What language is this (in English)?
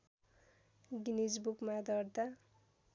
Nepali